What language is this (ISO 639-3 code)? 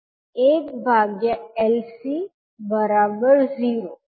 guj